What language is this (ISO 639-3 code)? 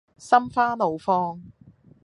yue